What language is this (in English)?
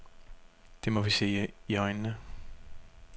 Danish